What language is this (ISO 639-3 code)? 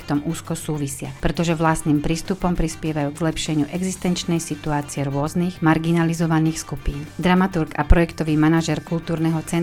slk